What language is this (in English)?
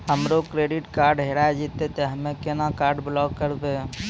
Maithili